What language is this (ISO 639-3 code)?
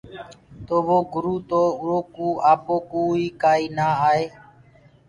ggg